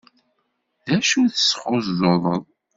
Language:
Kabyle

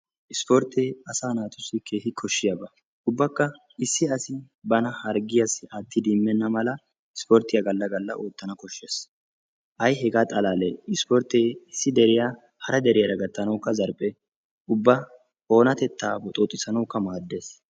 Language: Wolaytta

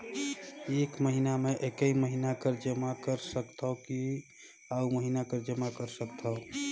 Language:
Chhattisgarhi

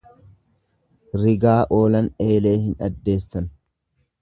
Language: Oromo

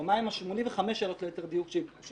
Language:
Hebrew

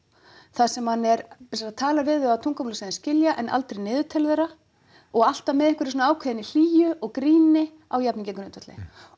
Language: Icelandic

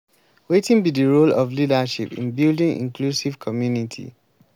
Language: Nigerian Pidgin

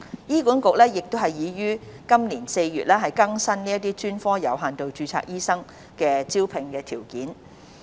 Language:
Cantonese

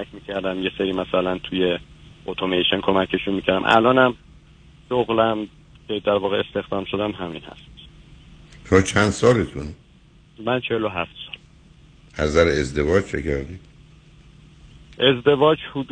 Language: Persian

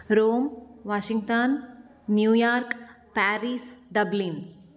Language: Sanskrit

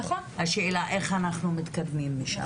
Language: Hebrew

